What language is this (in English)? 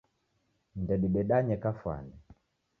Taita